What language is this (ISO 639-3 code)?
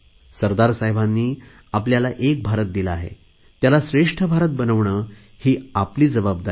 mar